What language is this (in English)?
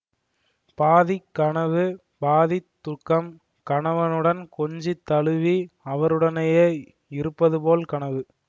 Tamil